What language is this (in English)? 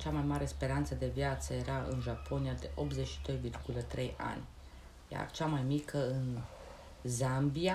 Romanian